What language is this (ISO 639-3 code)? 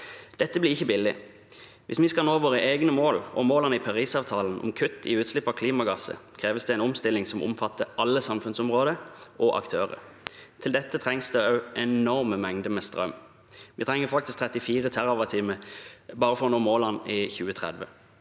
nor